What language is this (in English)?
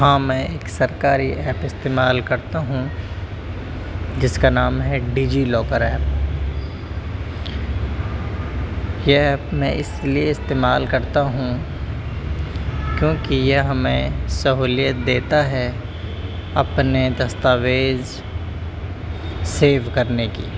Urdu